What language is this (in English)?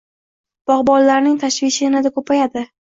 Uzbek